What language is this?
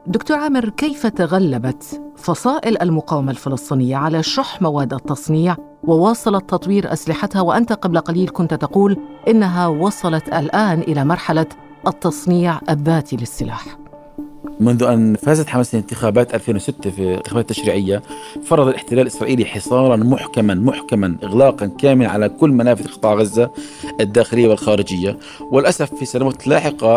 Arabic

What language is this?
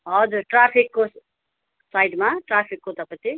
Nepali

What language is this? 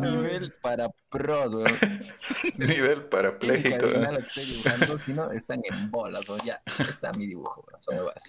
Spanish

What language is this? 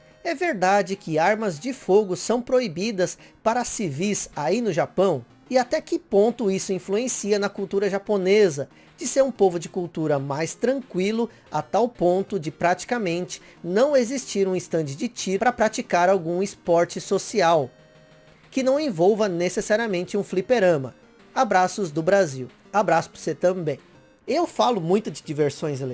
Portuguese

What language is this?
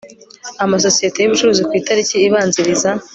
Kinyarwanda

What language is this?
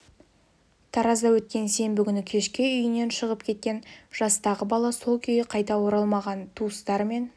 Kazakh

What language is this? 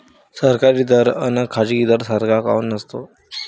Marathi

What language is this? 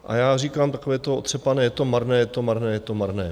Czech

